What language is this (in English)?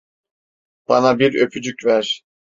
Turkish